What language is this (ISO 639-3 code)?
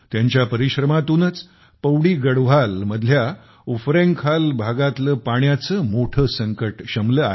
mar